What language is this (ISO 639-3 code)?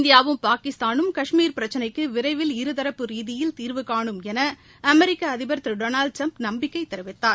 tam